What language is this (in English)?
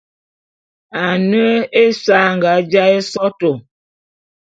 Bulu